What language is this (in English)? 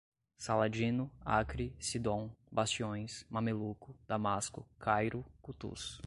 Portuguese